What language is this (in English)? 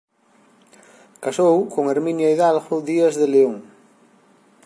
Galician